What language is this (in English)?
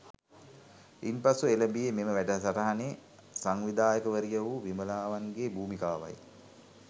Sinhala